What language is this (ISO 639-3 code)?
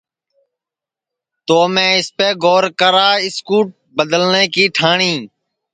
ssi